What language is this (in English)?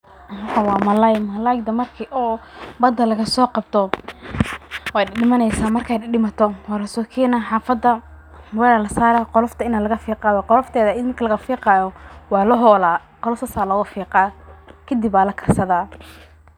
Somali